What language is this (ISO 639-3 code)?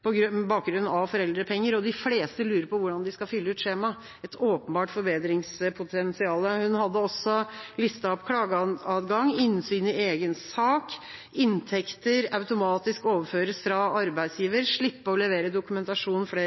nob